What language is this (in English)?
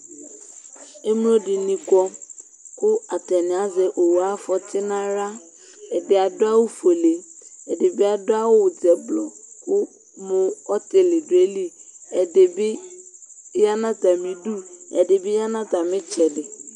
Ikposo